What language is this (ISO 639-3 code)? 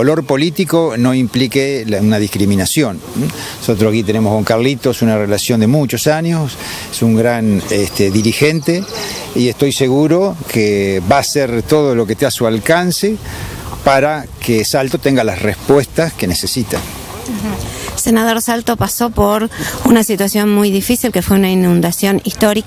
spa